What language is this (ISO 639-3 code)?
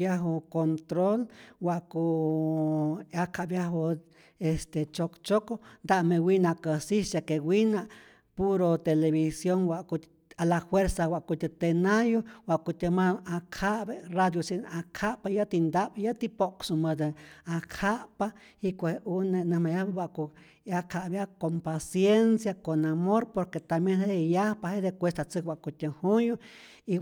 zor